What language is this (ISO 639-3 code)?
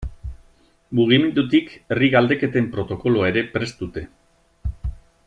eus